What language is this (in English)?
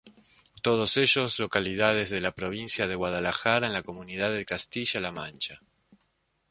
Spanish